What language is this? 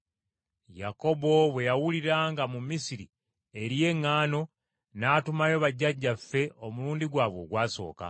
Ganda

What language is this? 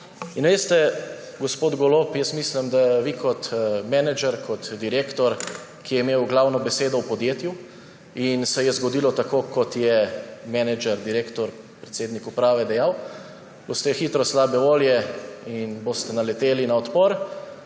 Slovenian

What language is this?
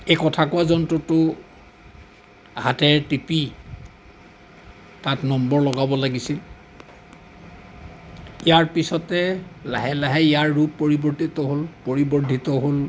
Assamese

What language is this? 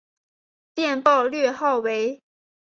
Chinese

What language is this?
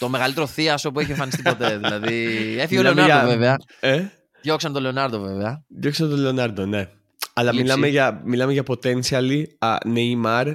Greek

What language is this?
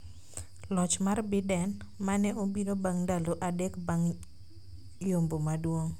Luo (Kenya and Tanzania)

